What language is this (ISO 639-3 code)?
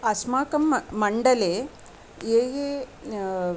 san